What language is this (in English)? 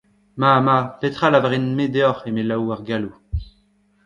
Breton